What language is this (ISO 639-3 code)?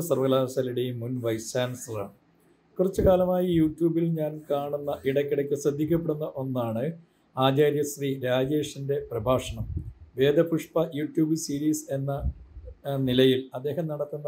mal